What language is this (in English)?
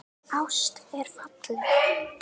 Icelandic